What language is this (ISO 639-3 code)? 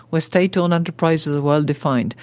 eng